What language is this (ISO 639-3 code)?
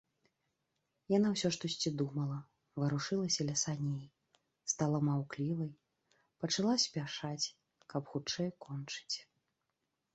bel